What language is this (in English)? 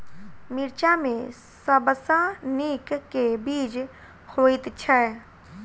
Maithili